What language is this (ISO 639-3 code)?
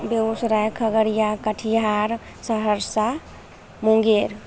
mai